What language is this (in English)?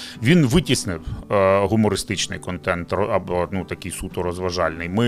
Ukrainian